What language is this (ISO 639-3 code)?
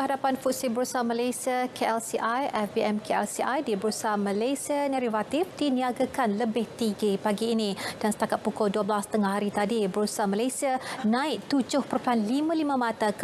msa